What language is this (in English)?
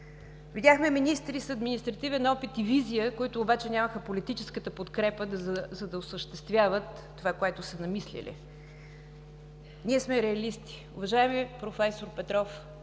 Bulgarian